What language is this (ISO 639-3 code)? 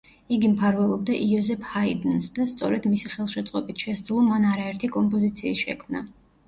kat